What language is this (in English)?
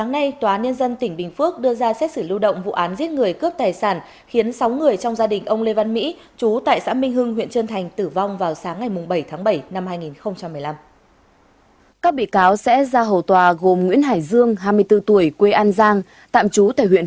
Vietnamese